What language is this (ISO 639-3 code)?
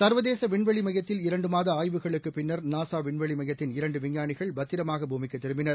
tam